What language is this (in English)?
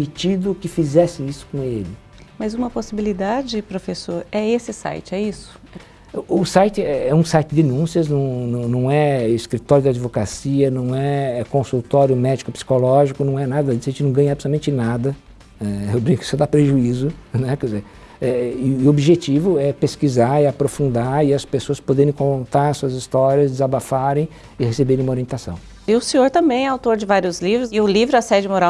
Portuguese